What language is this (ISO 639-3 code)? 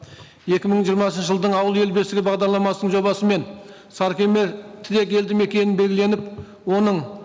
kaz